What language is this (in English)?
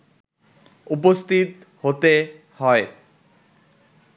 Bangla